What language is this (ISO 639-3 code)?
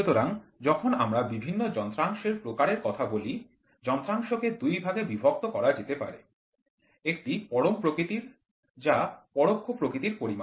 ben